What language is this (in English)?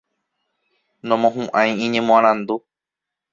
Guarani